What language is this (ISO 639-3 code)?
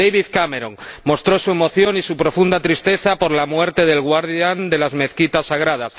spa